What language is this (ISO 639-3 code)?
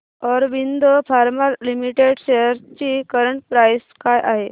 mar